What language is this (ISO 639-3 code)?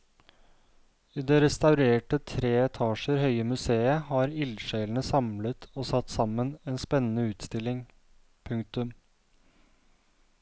nor